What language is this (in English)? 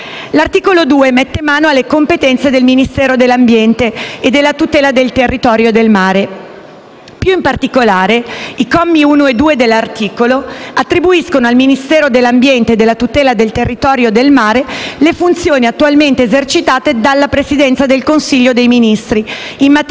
Italian